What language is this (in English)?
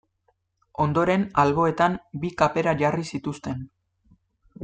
Basque